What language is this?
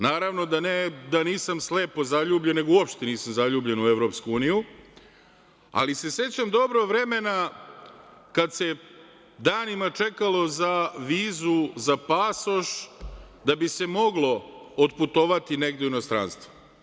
Serbian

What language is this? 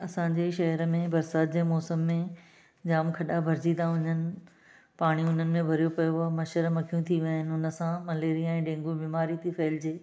Sindhi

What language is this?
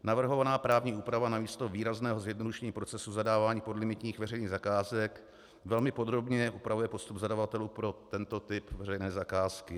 Czech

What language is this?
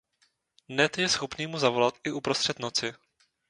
Czech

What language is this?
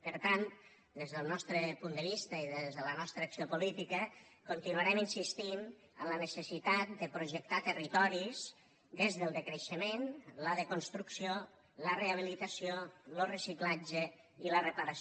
Catalan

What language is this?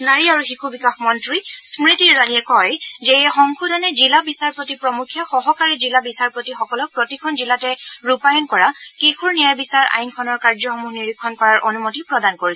Assamese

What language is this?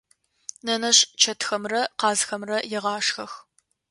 Adyghe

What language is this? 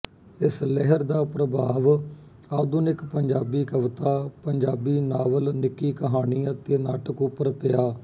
Punjabi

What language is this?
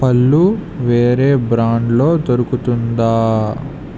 Telugu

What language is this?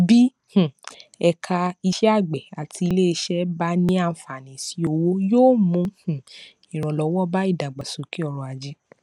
Yoruba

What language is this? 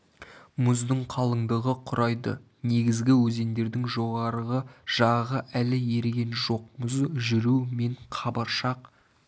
Kazakh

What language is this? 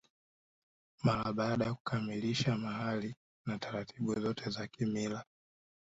Swahili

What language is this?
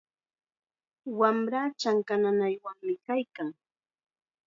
Chiquián Ancash Quechua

